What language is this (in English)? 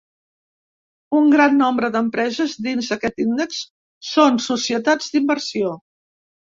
Catalan